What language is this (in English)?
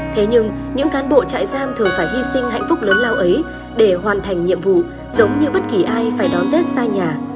Vietnamese